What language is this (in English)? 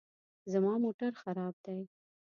Pashto